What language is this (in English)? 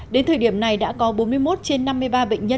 Vietnamese